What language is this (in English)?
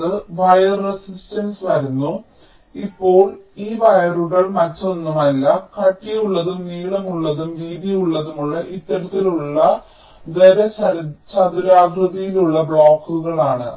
Malayalam